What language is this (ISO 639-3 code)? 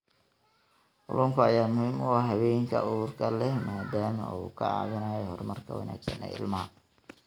som